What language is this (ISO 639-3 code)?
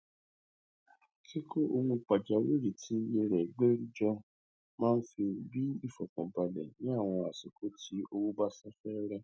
yor